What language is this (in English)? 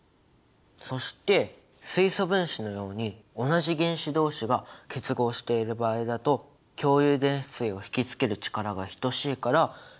Japanese